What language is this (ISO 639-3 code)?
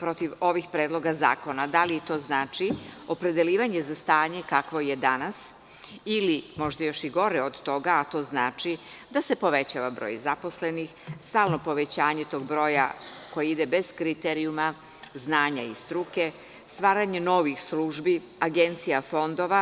srp